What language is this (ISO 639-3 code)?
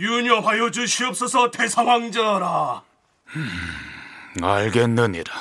kor